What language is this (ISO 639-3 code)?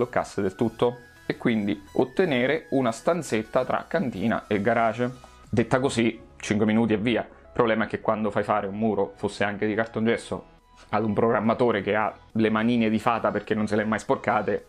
ita